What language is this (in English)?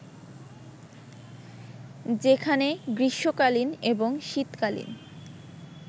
Bangla